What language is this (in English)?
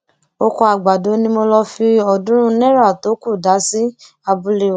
Yoruba